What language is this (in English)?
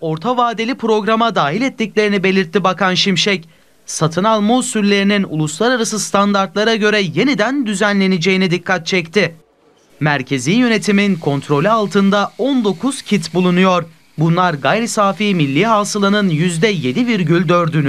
Turkish